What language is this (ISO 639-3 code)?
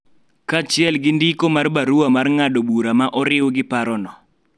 luo